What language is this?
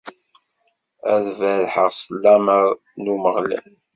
Kabyle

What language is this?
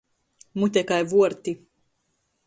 Latgalian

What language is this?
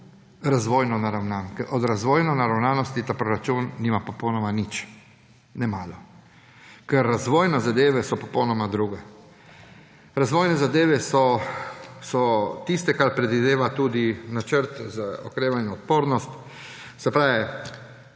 Slovenian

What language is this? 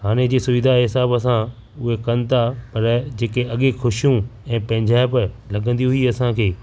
Sindhi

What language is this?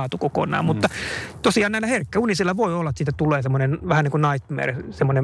Finnish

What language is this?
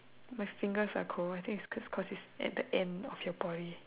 English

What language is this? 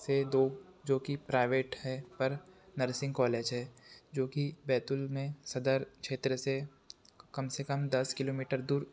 Hindi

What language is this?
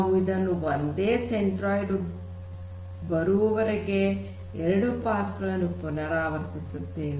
Kannada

